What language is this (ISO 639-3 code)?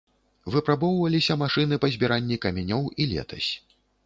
bel